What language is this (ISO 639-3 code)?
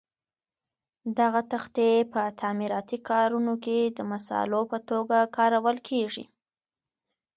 pus